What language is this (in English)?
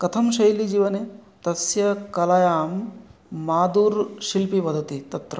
Sanskrit